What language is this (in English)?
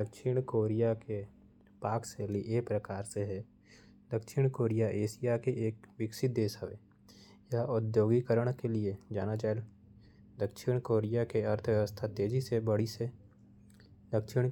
Korwa